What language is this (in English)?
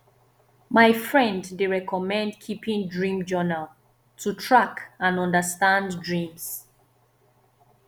Nigerian Pidgin